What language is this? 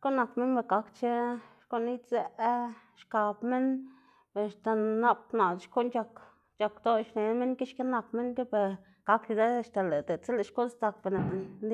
Xanaguía Zapotec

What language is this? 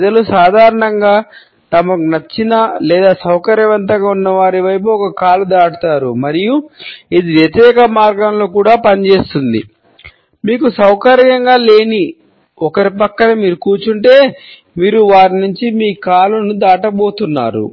Telugu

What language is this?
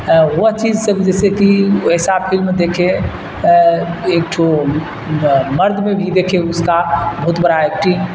Urdu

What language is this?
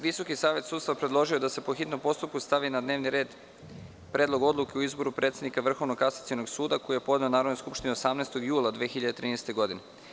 Serbian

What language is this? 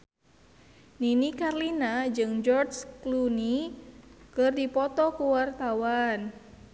Sundanese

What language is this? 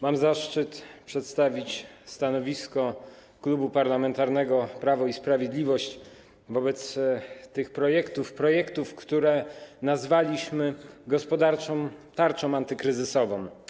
Polish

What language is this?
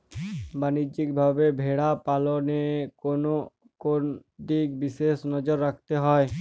Bangla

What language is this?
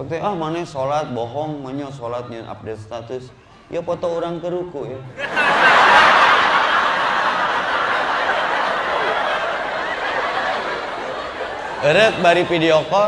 Indonesian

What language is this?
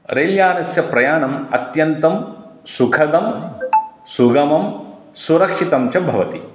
Sanskrit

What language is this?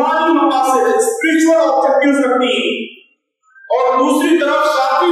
Arabic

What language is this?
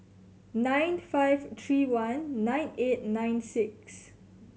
English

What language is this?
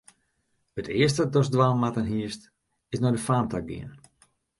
Western Frisian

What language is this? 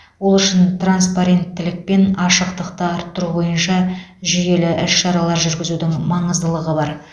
Kazakh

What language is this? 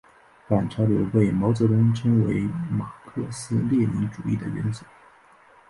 Chinese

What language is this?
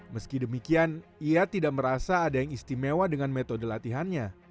Indonesian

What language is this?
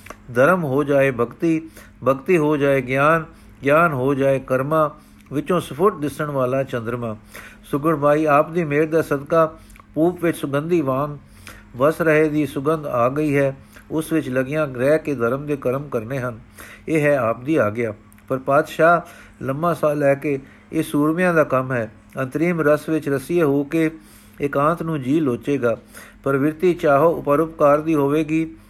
Punjabi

